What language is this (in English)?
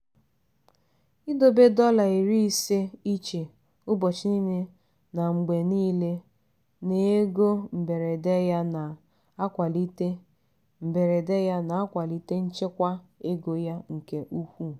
Igbo